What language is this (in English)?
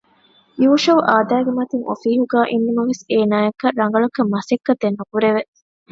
Divehi